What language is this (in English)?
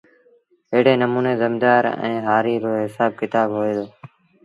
Sindhi Bhil